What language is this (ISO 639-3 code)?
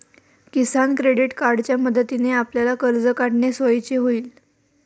mar